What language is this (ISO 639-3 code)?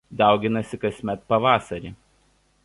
lit